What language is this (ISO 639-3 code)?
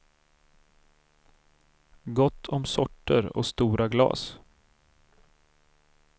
swe